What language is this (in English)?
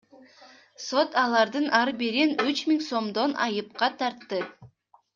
Kyrgyz